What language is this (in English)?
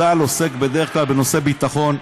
Hebrew